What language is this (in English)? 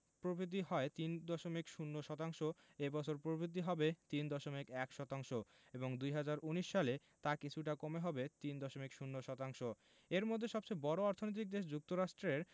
Bangla